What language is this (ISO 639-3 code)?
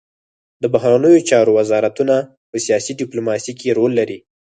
pus